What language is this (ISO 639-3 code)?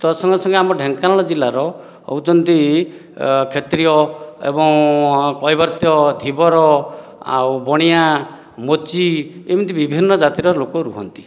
ori